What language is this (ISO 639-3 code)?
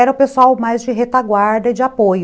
por